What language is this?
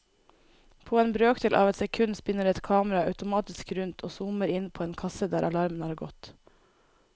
Norwegian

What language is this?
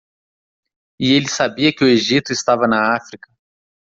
Portuguese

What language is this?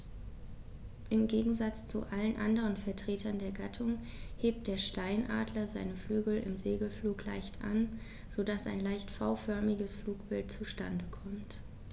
German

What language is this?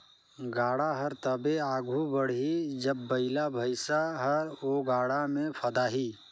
Chhattisgarhi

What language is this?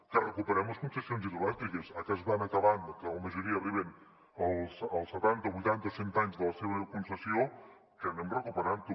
Catalan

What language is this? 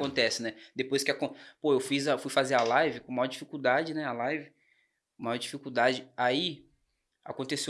Portuguese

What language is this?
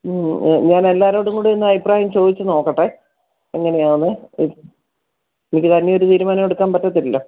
Malayalam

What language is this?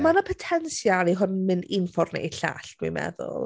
Welsh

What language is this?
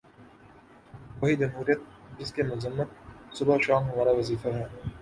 Urdu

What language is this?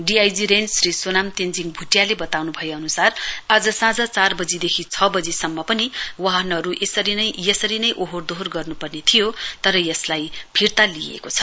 Nepali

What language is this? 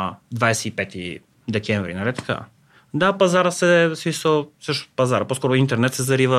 Bulgarian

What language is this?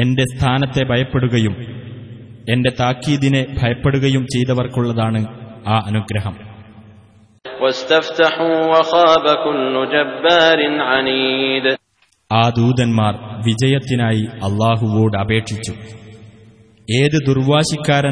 Arabic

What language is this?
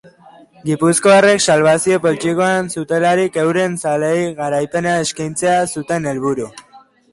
Basque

